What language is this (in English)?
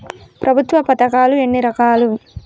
Telugu